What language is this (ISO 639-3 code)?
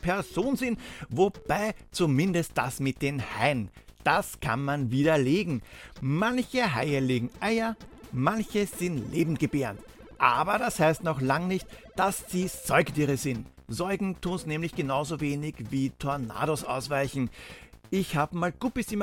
deu